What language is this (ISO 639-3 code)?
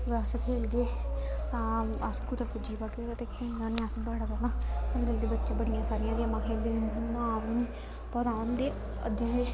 doi